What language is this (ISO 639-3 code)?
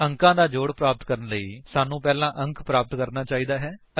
pan